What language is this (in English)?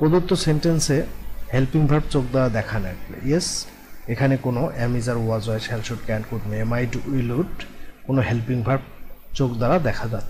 Hindi